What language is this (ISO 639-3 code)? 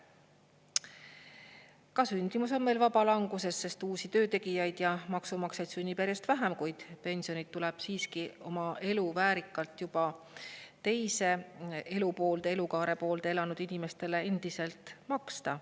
est